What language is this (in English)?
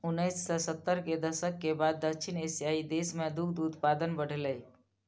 Maithili